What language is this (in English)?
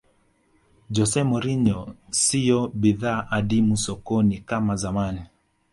Swahili